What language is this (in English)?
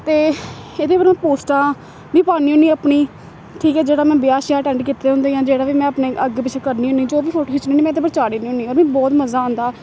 Dogri